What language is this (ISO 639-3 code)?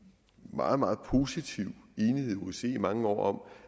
dan